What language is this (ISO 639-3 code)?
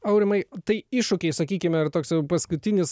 lit